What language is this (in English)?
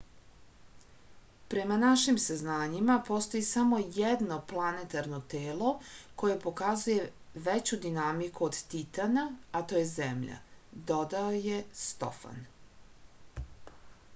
Serbian